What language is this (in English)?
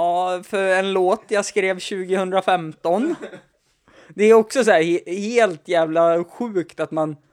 Swedish